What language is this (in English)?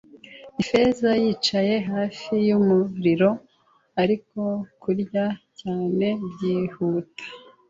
Kinyarwanda